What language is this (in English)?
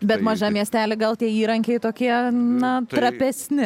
Lithuanian